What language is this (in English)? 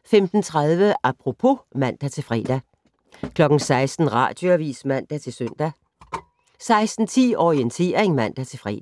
Danish